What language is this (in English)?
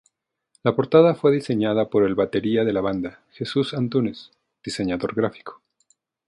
Spanish